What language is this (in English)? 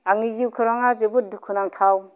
Bodo